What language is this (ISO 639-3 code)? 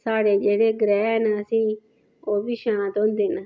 doi